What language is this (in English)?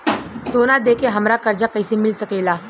Bhojpuri